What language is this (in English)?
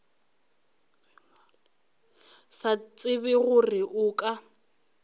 Northern Sotho